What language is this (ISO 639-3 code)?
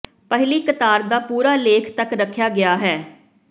pan